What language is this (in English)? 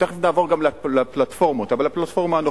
Hebrew